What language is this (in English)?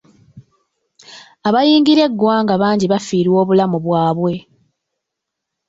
Ganda